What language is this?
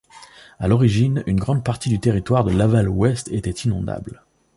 French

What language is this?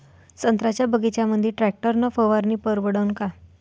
Marathi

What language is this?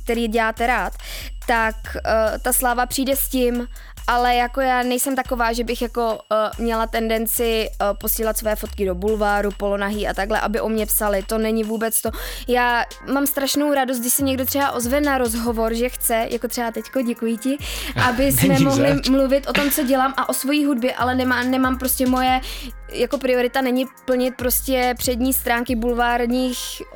Czech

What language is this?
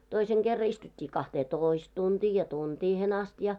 Finnish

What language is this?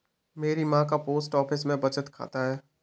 Hindi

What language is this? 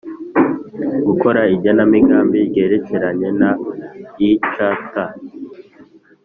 Kinyarwanda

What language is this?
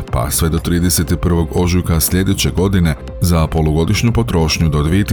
Croatian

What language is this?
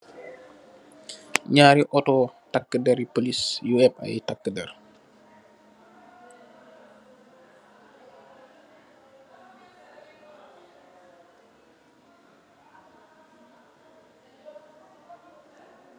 Wolof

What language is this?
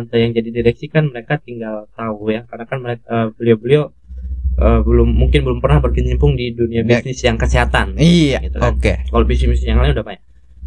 Indonesian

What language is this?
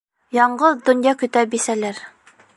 Bashkir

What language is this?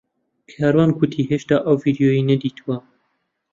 Central Kurdish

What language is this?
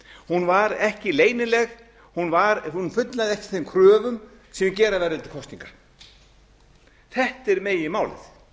Icelandic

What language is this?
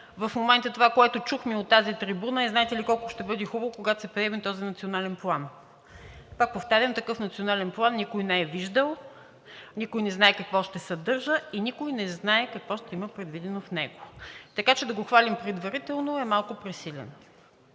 Bulgarian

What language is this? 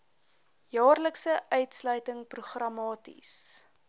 Afrikaans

